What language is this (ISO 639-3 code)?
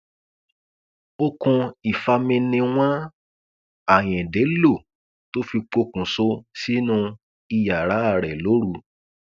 yor